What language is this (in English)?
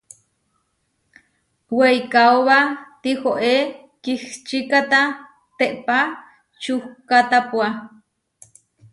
Huarijio